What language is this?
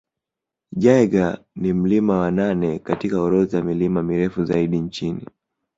Swahili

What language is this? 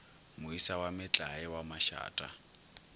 Northern Sotho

